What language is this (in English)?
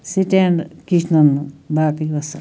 Kashmiri